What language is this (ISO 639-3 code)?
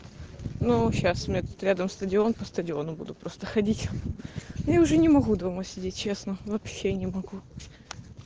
rus